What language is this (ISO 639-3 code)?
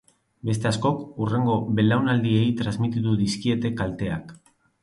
eus